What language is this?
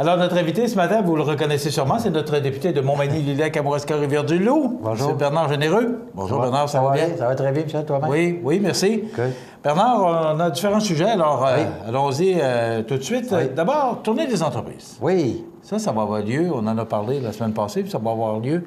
French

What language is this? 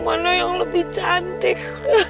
Indonesian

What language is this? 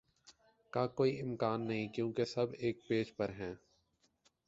Urdu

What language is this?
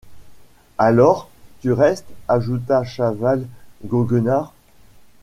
French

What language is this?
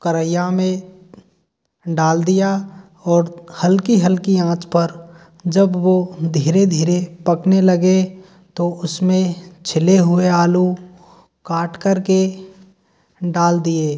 Hindi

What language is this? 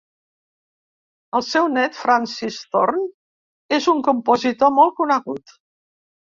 Catalan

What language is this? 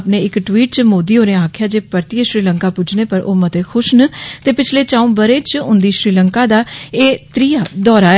Dogri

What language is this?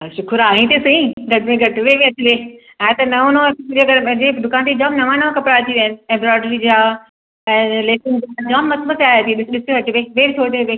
Sindhi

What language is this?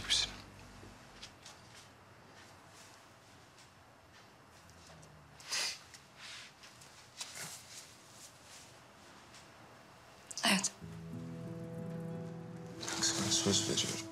Turkish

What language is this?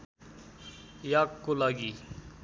Nepali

